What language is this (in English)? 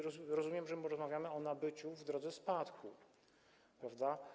Polish